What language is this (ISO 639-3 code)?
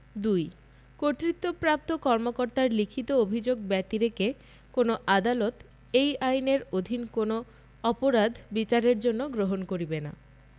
ben